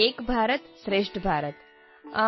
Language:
Kannada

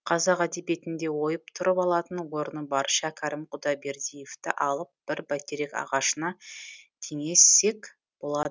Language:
Kazakh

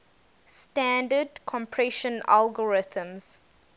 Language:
English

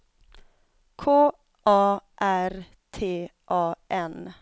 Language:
Swedish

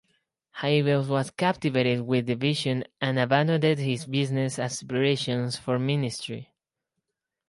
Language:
English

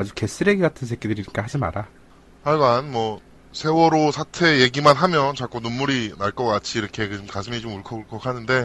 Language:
Korean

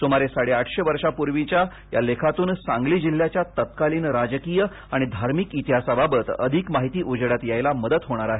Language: Marathi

